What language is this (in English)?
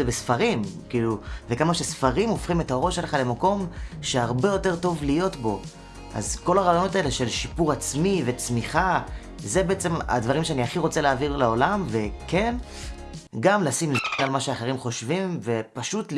Hebrew